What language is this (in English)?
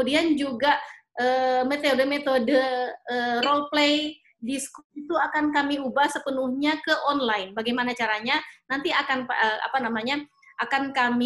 Indonesian